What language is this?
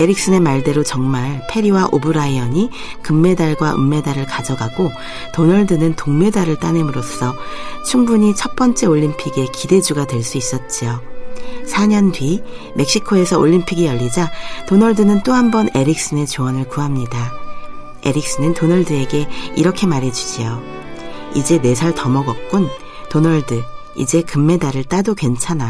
Korean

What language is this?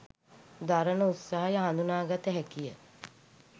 Sinhala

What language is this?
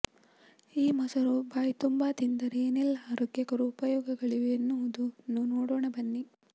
Kannada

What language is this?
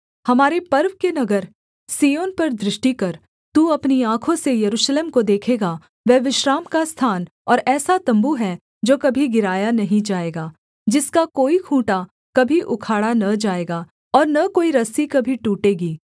Hindi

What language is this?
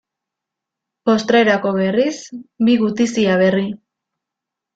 Basque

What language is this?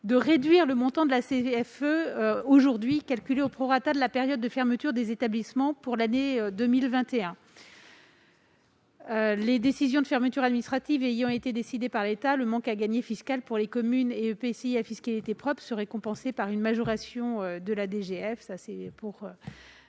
French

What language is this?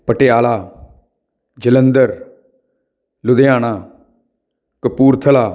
Punjabi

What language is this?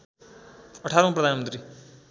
Nepali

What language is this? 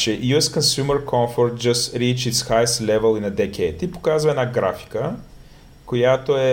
Bulgarian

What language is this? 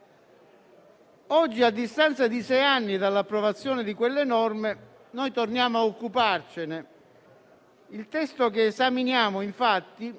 Italian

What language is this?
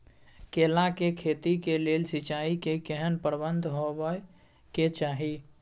Maithili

